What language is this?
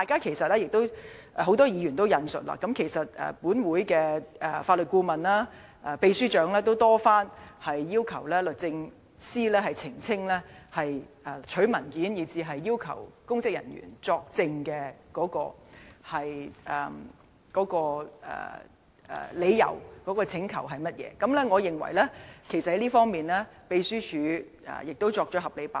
Cantonese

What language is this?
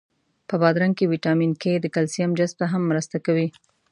Pashto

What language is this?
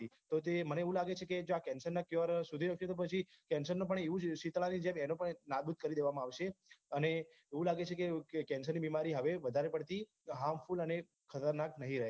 Gujarati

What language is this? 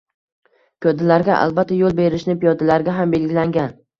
Uzbek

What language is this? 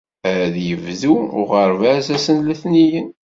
Kabyle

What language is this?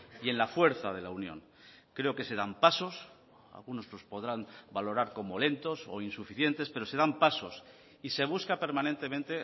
Spanish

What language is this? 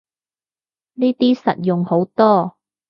Cantonese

